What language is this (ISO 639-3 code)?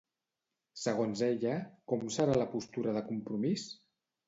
cat